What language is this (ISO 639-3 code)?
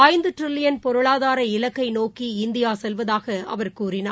tam